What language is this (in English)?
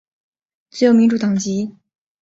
Chinese